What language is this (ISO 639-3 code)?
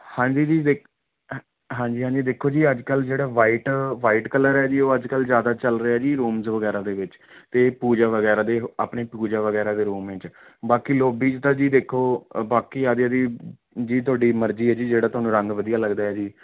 pan